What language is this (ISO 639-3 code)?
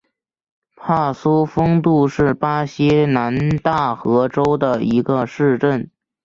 zho